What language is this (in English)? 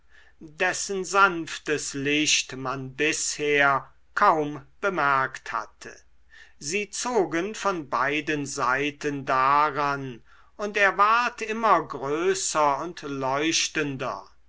German